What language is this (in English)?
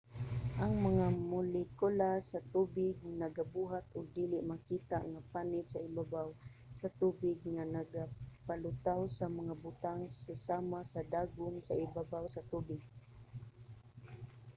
Cebuano